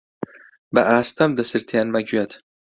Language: Central Kurdish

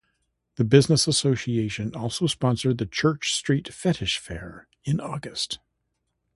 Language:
English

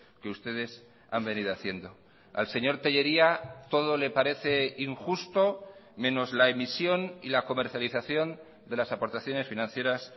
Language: Spanish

